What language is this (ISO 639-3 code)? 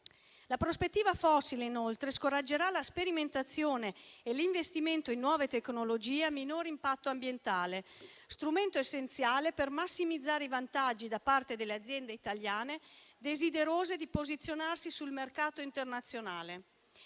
ita